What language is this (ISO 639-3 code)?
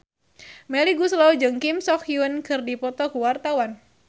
sun